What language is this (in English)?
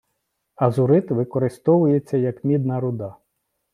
Ukrainian